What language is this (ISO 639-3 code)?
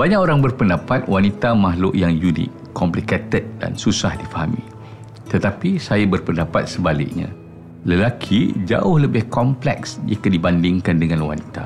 msa